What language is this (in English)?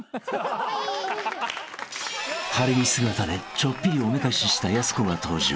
Japanese